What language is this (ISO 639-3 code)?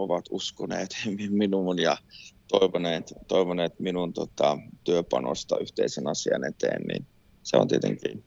fin